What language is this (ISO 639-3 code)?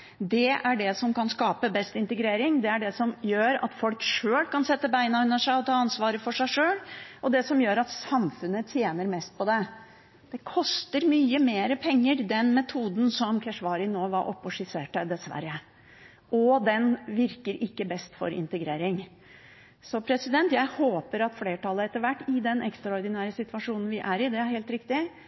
nob